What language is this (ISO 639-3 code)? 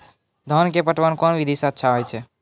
mai